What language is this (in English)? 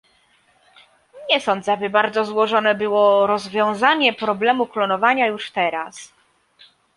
Polish